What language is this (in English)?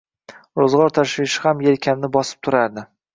Uzbek